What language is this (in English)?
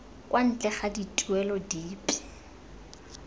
Tswana